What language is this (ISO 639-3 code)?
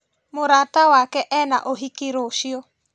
kik